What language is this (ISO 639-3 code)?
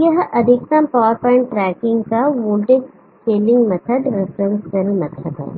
hin